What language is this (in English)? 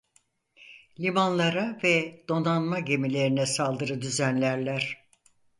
Turkish